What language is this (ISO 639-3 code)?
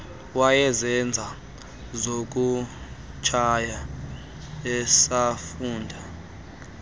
xho